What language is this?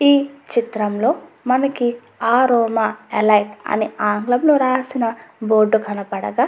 Telugu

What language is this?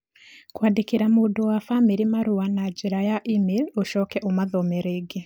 Kikuyu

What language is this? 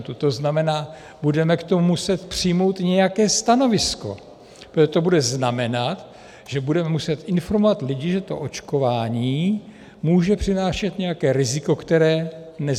Czech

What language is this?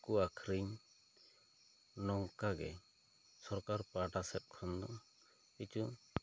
Santali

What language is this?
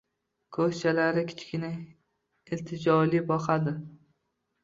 Uzbek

